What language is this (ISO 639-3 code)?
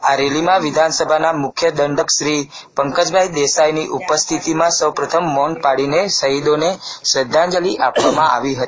guj